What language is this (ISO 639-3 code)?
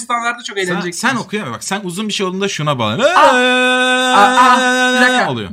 tur